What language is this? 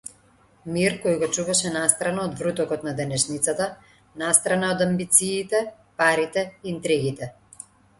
Macedonian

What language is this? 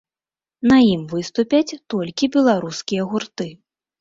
Belarusian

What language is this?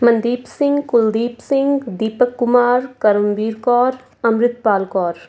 Punjabi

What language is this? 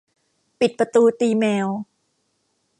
Thai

